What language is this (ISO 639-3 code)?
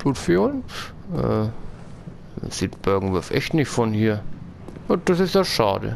deu